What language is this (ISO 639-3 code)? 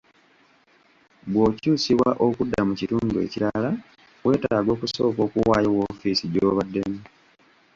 lug